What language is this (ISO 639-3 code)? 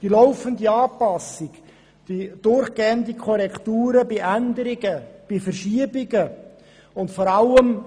gsw